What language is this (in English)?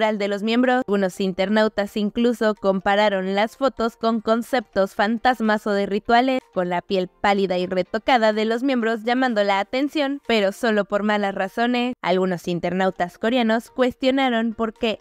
Spanish